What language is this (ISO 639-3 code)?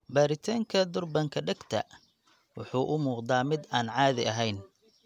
som